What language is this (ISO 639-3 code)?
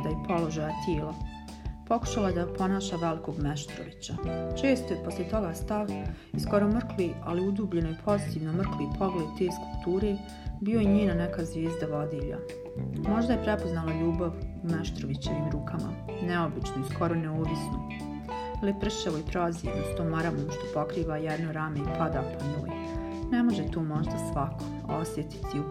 hrv